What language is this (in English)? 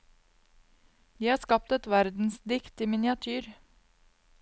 Norwegian